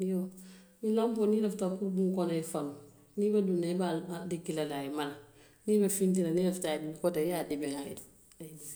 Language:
Western Maninkakan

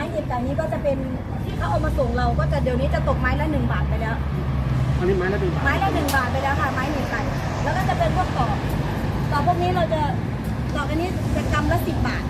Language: Thai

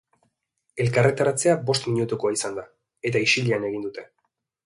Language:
Basque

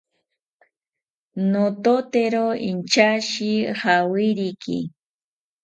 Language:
South Ucayali Ashéninka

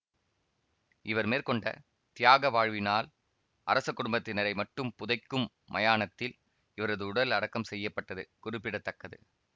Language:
Tamil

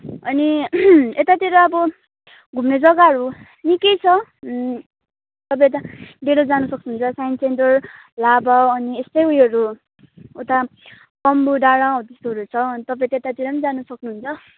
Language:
Nepali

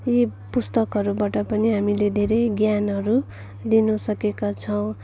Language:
Nepali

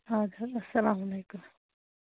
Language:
Kashmiri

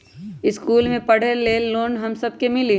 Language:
Magahi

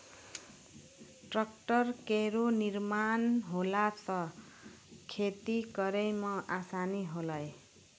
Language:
Maithili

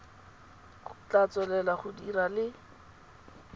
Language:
Tswana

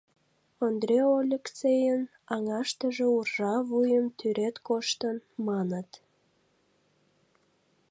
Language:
Mari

